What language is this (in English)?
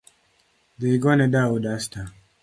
Luo (Kenya and Tanzania)